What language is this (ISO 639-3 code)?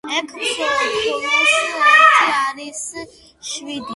kat